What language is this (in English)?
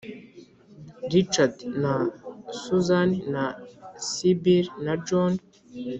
Kinyarwanda